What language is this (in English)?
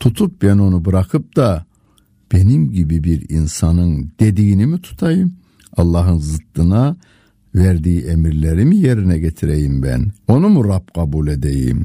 Turkish